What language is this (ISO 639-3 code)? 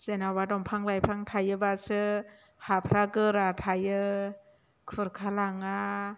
brx